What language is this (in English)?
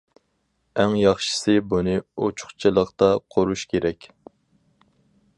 Uyghur